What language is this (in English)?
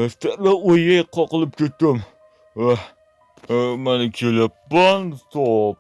Uzbek